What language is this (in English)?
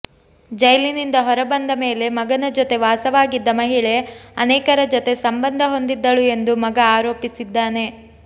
Kannada